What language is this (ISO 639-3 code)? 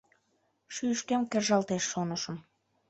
chm